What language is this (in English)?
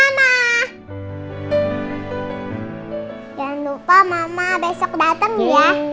Indonesian